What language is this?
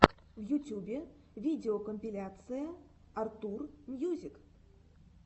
Russian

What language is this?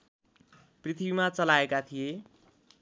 Nepali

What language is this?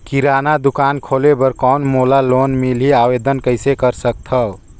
Chhattisgarhi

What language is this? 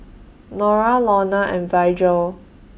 English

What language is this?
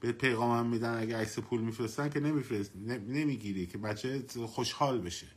Persian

